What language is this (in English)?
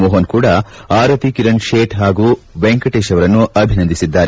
Kannada